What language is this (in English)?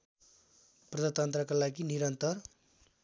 Nepali